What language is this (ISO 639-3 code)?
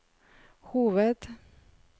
nor